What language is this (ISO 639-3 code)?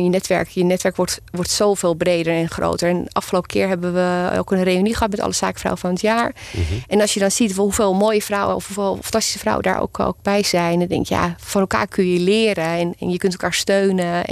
nld